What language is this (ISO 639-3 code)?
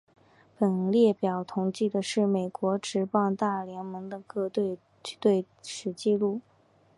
zho